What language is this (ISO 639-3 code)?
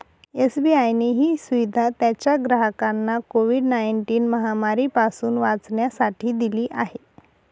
mar